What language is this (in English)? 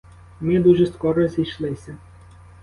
Ukrainian